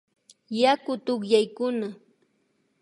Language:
Imbabura Highland Quichua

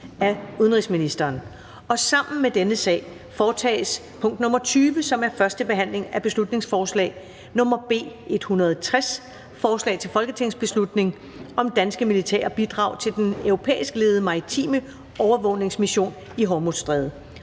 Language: Danish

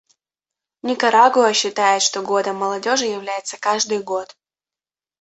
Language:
Russian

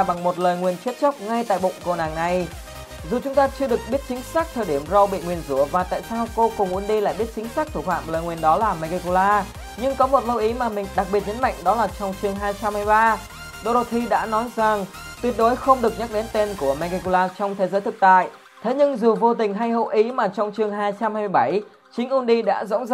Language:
Vietnamese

